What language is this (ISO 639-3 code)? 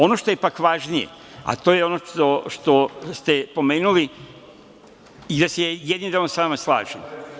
srp